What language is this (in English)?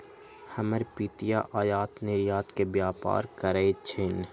Magahi